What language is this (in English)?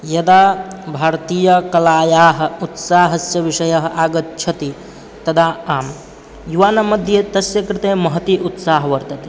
Sanskrit